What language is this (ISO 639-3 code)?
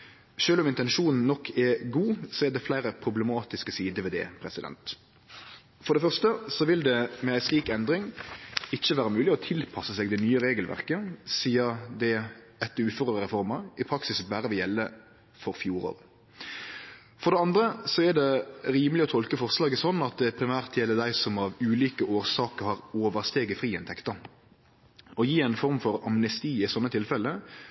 nno